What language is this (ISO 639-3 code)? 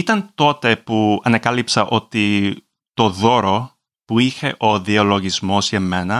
ell